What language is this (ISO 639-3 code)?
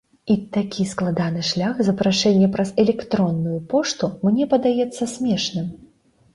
bel